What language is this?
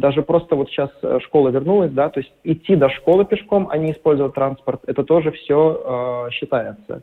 Russian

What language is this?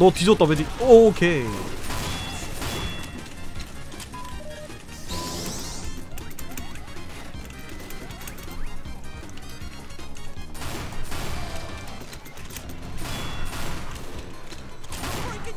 Korean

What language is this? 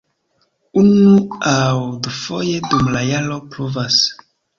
Esperanto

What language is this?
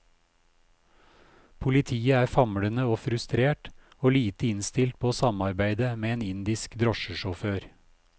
Norwegian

